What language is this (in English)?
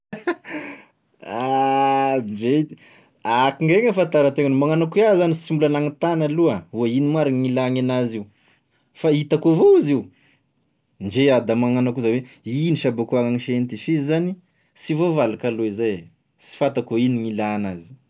Tesaka Malagasy